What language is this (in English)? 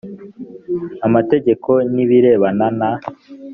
Kinyarwanda